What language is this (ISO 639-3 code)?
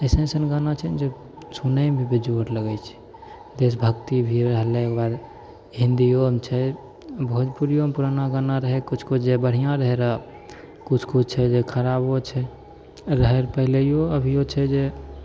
mai